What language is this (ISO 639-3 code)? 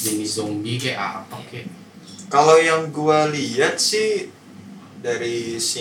ind